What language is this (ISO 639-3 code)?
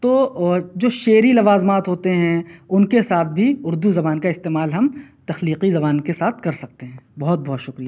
urd